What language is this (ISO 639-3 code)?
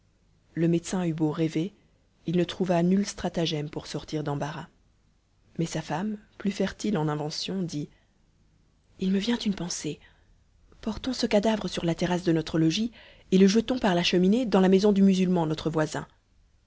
fra